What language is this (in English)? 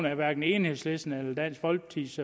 Danish